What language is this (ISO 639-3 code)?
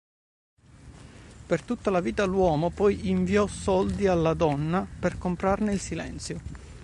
ita